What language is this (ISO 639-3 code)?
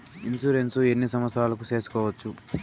tel